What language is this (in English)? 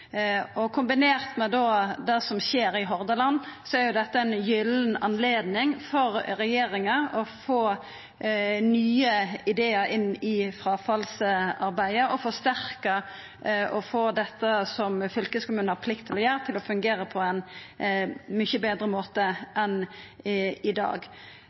Norwegian Nynorsk